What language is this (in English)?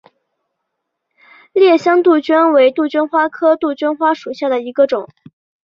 Chinese